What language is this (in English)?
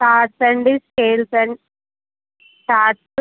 Telugu